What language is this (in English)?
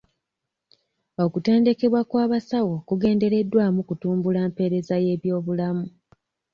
Ganda